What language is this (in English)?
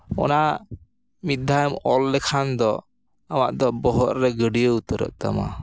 Santali